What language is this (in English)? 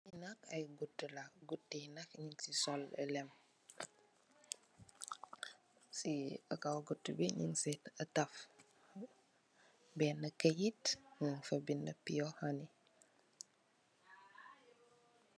Wolof